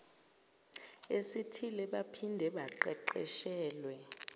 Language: Zulu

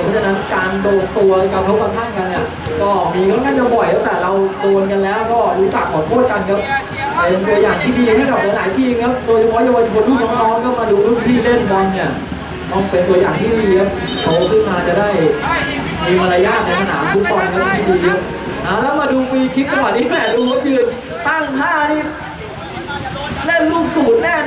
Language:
Thai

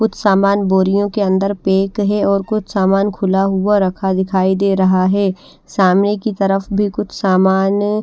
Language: Hindi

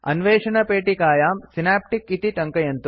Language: Sanskrit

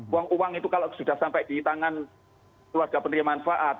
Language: Indonesian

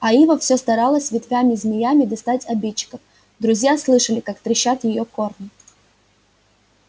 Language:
Russian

